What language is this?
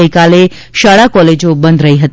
Gujarati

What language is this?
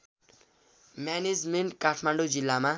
Nepali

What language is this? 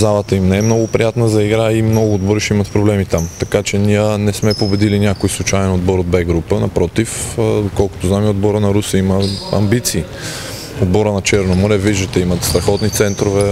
Bulgarian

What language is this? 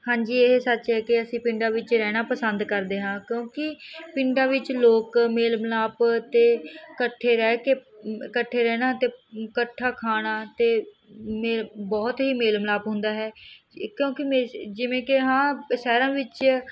Punjabi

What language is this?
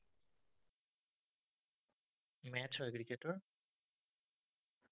Assamese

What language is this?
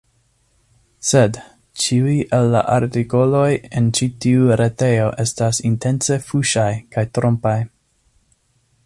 Esperanto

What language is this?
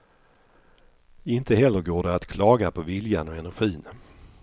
Swedish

